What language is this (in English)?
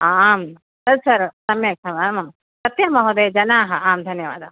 Sanskrit